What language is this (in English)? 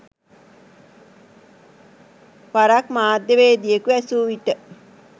Sinhala